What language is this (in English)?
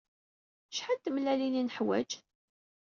Kabyle